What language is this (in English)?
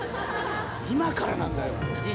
Japanese